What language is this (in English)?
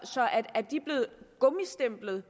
Danish